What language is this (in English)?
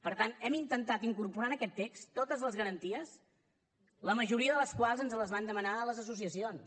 Catalan